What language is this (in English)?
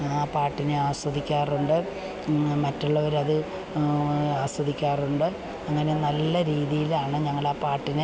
Malayalam